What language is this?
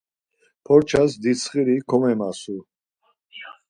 Laz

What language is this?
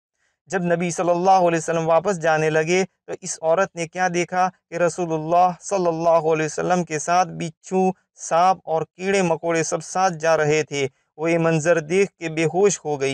Turkish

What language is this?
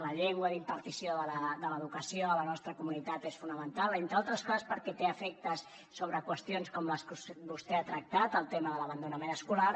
Catalan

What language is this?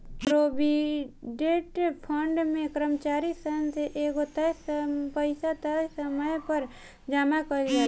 Bhojpuri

